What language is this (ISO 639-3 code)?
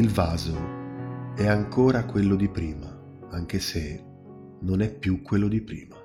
ita